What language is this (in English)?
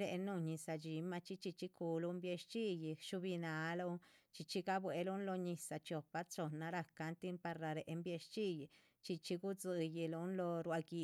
Chichicapan Zapotec